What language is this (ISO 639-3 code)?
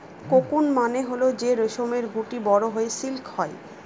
ben